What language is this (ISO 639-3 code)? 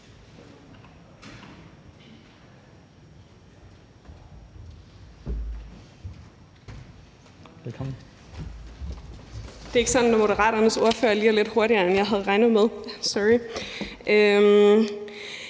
dan